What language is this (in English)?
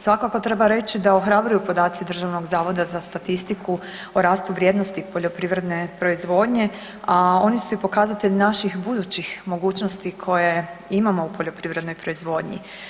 Croatian